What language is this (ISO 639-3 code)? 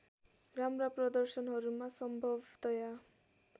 nep